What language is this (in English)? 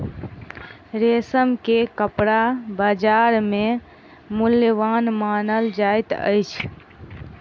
Maithili